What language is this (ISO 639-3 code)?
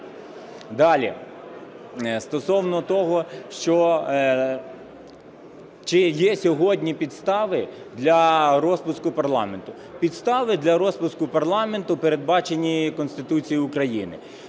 ukr